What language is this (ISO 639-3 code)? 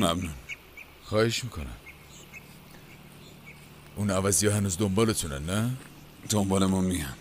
fas